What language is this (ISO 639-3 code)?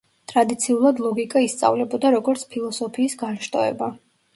kat